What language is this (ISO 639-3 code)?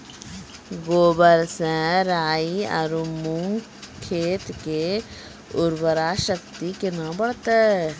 mai